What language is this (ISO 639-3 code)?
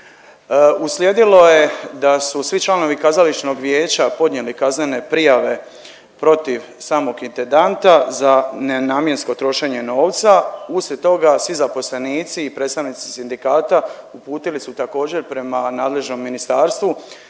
hrv